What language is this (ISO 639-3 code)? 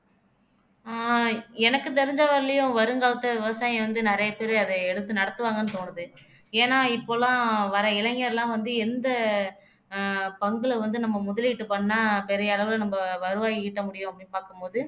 tam